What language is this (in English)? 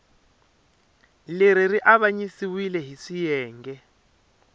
Tsonga